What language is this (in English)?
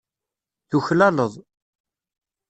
Kabyle